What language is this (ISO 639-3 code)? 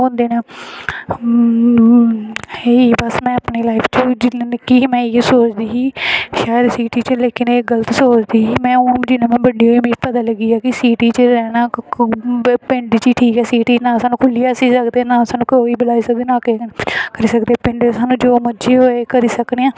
doi